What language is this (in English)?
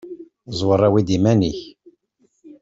Kabyle